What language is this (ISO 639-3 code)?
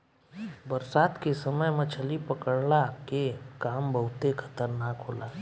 bho